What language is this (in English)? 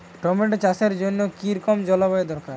Bangla